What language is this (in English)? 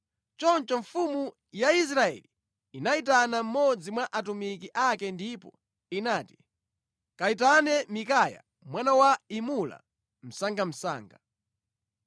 Nyanja